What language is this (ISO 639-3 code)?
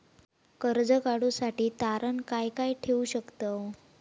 mar